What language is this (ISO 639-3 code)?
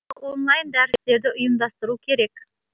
kaz